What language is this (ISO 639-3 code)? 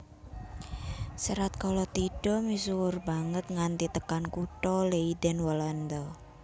jav